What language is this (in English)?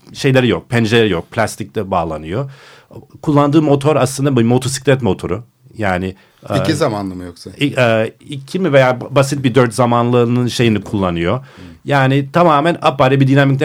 Turkish